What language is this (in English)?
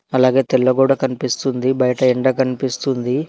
Telugu